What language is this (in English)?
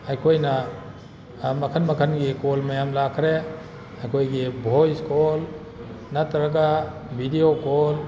Manipuri